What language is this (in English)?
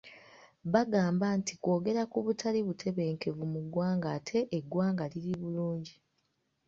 Ganda